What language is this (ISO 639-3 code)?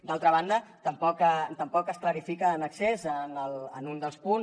cat